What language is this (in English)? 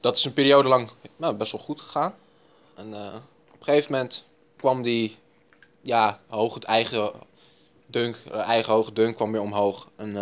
Dutch